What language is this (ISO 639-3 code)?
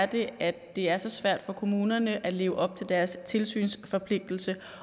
dan